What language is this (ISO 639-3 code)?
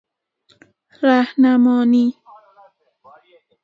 fas